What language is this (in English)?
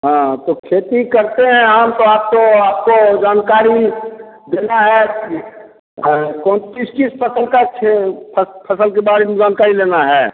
Hindi